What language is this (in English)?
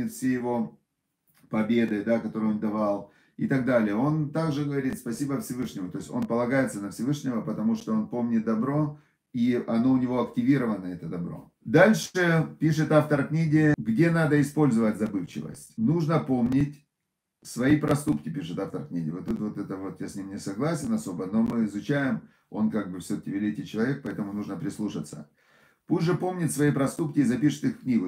Russian